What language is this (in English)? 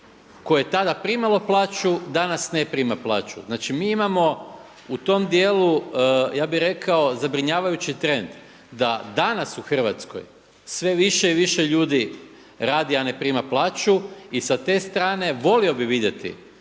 Croatian